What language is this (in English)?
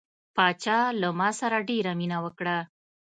Pashto